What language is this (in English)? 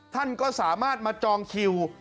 Thai